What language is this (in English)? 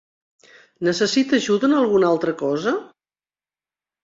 Catalan